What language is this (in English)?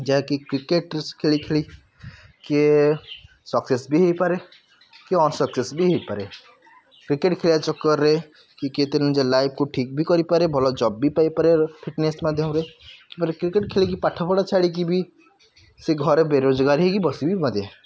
Odia